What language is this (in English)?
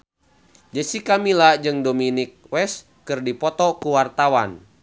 Sundanese